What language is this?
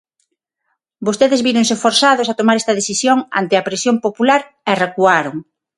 Galician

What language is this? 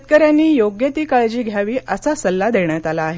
Marathi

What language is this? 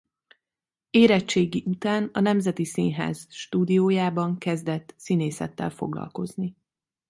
Hungarian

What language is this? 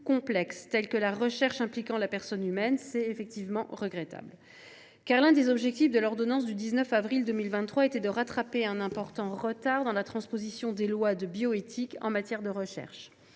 French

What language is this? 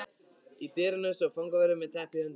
Icelandic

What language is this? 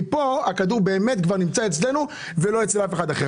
Hebrew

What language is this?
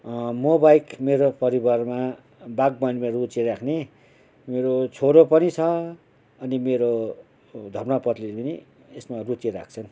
Nepali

